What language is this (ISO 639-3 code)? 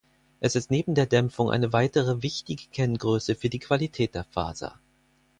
deu